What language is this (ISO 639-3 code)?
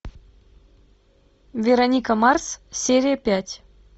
rus